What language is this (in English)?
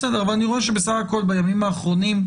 Hebrew